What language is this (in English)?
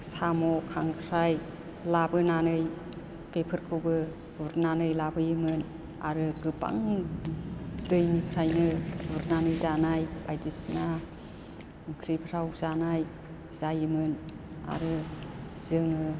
Bodo